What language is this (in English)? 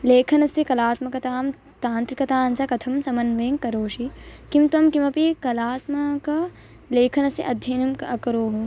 Sanskrit